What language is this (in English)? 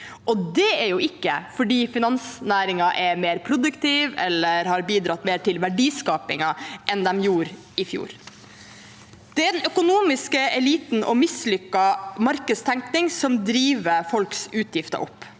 Norwegian